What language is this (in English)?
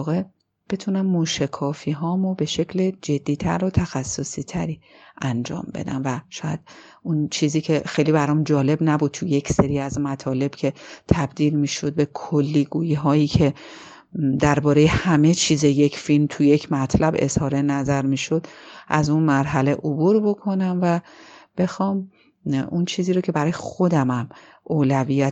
Persian